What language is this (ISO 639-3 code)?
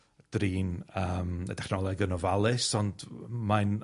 cym